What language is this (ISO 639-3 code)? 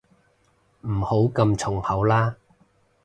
yue